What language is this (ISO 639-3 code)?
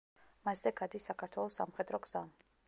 kat